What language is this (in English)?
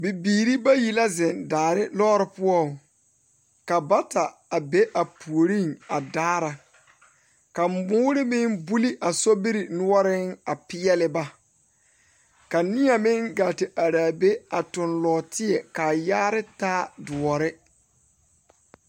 Southern Dagaare